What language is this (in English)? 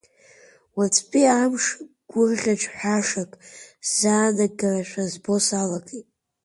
Abkhazian